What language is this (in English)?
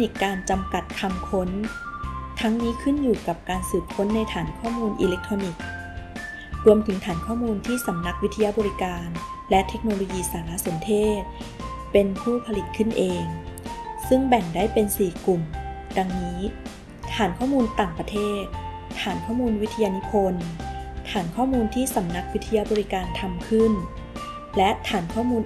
Thai